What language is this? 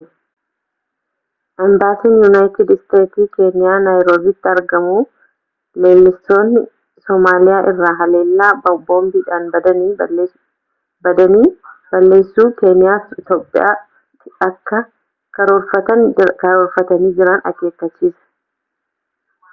Oromo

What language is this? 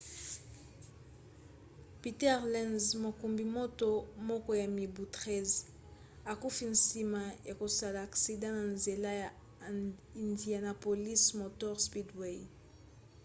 Lingala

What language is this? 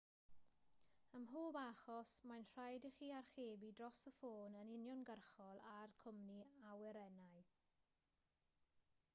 Welsh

